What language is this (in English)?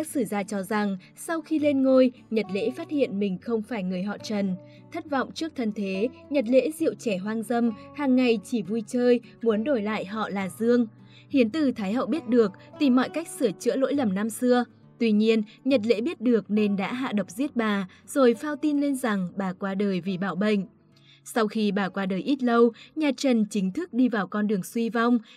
Vietnamese